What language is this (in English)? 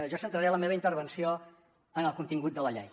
Catalan